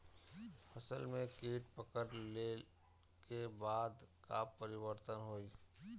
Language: Bhojpuri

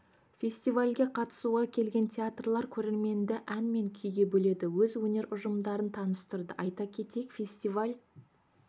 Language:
Kazakh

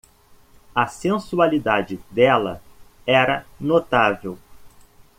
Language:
Portuguese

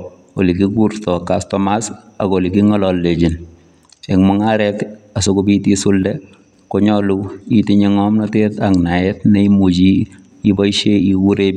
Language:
Kalenjin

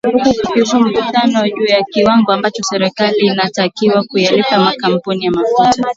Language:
Swahili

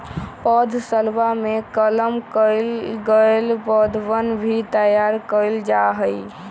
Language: Magahi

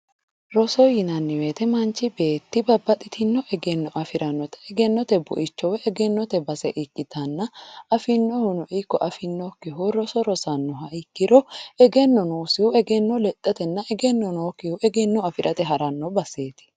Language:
Sidamo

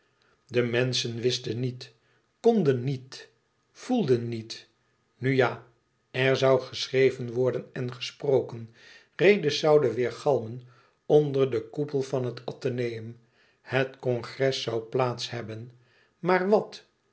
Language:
Dutch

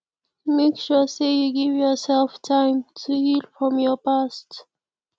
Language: Nigerian Pidgin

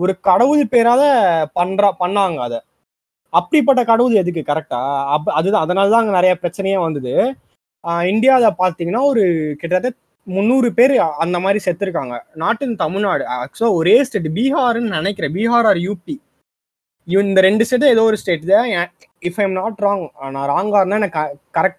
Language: Tamil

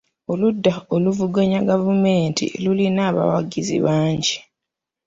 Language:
Ganda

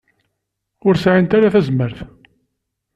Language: Kabyle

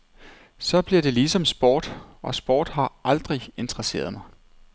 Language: Danish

